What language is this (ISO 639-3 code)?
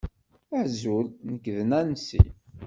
kab